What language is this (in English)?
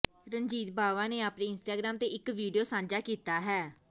Punjabi